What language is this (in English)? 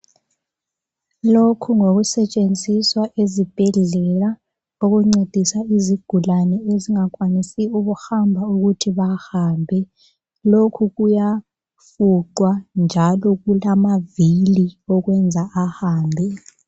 North Ndebele